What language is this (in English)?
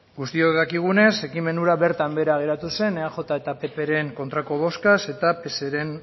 Basque